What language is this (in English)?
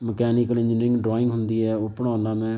Punjabi